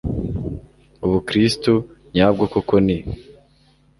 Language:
Kinyarwanda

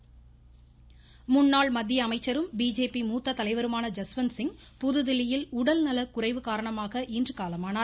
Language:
Tamil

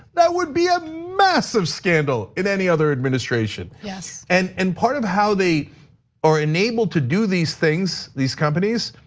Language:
English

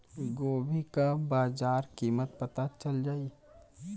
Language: Bhojpuri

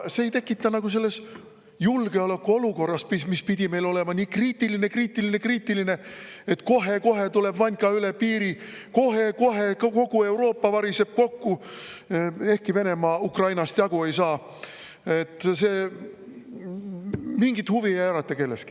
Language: Estonian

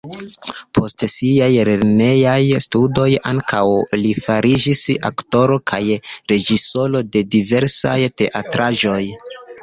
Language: Esperanto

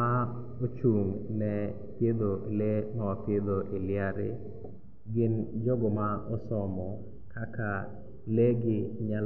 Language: Luo (Kenya and Tanzania)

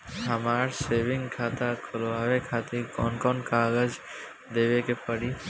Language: Bhojpuri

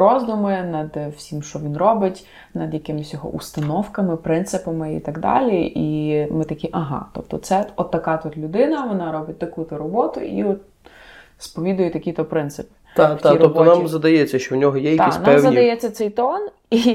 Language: Ukrainian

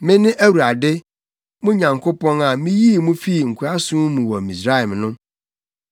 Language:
Akan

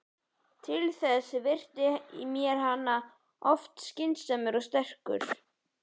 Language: Icelandic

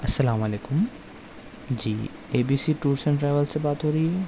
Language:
Urdu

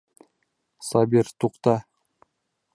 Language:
Bashkir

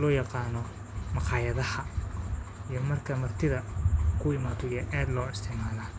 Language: Somali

